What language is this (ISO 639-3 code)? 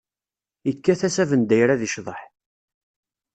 kab